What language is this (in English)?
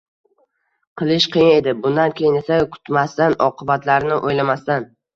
Uzbek